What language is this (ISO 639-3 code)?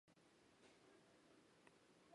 zho